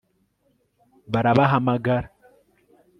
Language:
Kinyarwanda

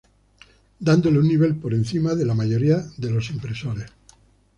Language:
Spanish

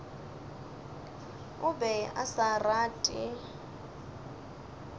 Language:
Northern Sotho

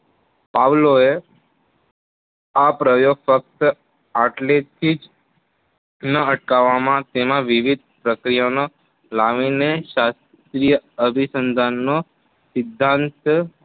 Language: Gujarati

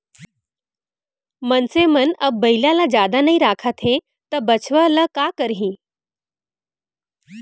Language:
Chhattisgarhi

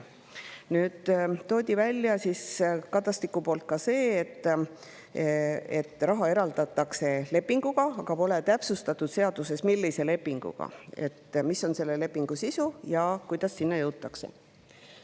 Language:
Estonian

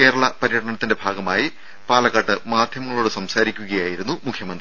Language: Malayalam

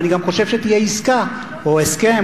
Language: Hebrew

